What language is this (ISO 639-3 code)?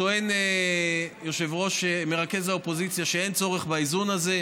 heb